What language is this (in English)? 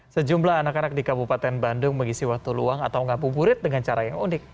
Indonesian